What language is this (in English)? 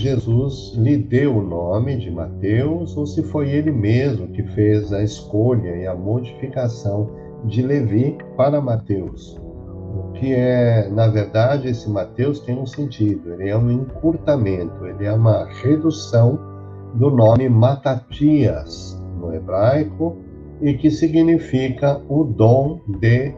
Portuguese